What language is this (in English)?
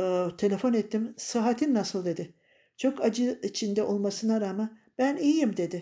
Turkish